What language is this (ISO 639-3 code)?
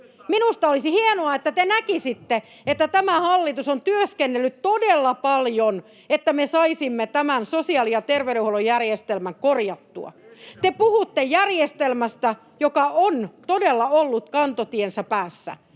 fin